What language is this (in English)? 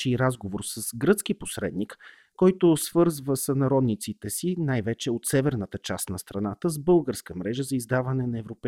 Bulgarian